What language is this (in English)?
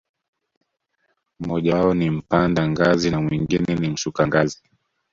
Swahili